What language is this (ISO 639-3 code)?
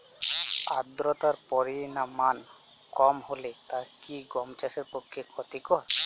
ben